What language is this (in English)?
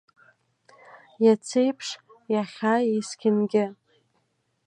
Abkhazian